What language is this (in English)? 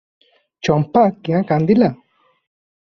Odia